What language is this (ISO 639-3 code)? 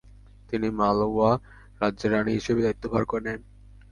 ben